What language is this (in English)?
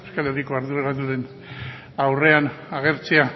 Basque